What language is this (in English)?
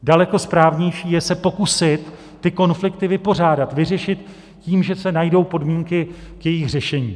Czech